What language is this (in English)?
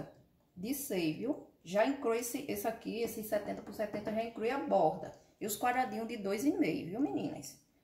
Portuguese